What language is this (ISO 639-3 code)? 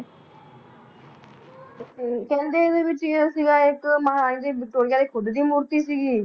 pan